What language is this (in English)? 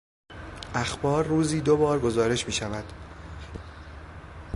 Persian